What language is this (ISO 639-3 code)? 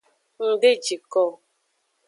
ajg